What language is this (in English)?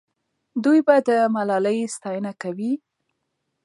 Pashto